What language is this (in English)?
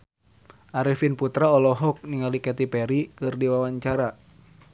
Sundanese